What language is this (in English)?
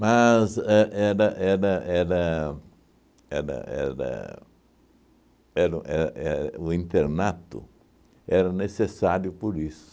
Portuguese